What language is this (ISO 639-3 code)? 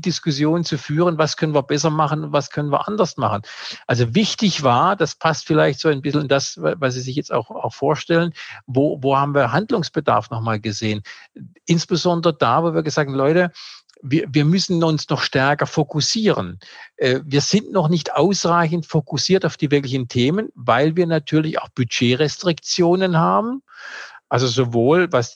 deu